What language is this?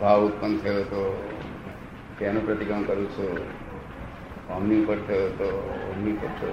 Gujarati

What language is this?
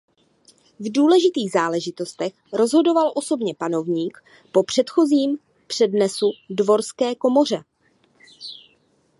Czech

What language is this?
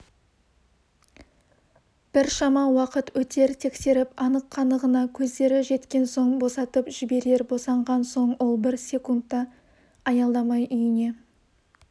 Kazakh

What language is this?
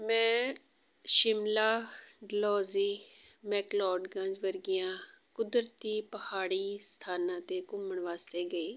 Punjabi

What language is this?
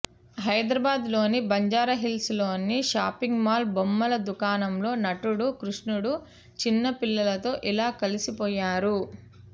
Telugu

